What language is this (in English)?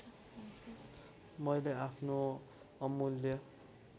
Nepali